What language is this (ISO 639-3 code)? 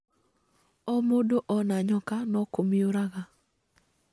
kik